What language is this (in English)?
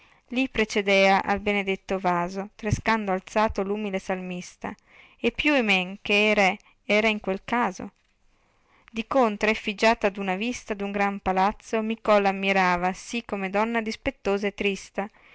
Italian